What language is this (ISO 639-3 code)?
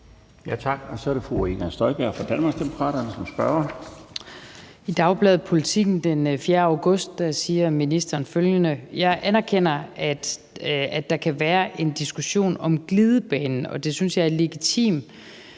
dan